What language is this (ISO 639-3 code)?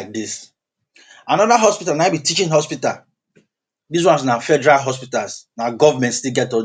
pcm